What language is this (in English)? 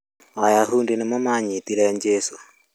Kikuyu